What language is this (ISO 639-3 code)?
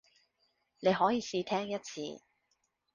yue